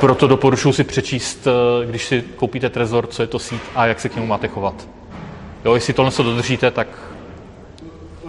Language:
Czech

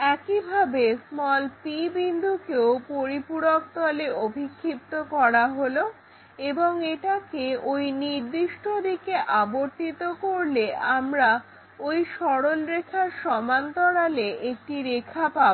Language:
Bangla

